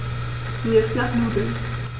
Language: German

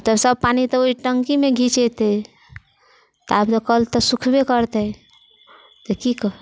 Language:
Maithili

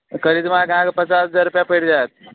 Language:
Maithili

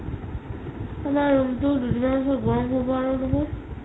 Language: Assamese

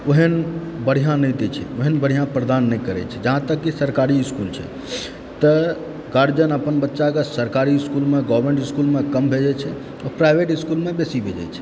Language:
Maithili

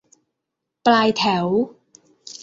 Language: Thai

